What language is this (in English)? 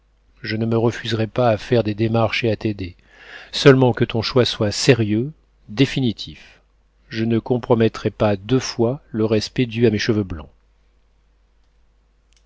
French